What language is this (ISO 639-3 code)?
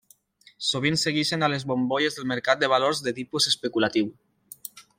cat